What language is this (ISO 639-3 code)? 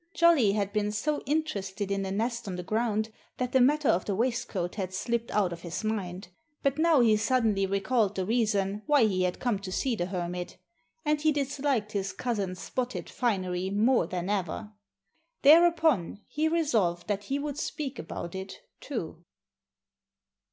eng